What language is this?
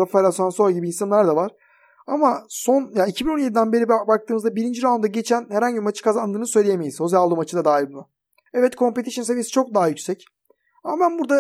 Turkish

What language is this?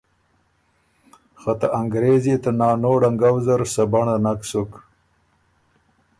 Ormuri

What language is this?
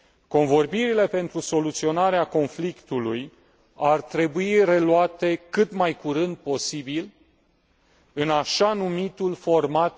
Romanian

